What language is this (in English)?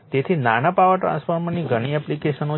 Gujarati